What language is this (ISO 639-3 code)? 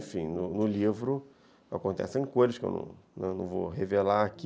por